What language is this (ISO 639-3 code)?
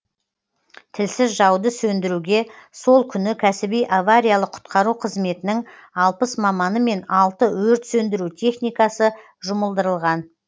kaz